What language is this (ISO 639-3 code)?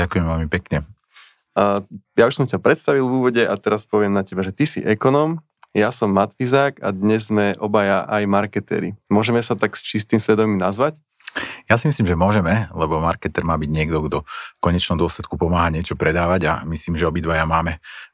slk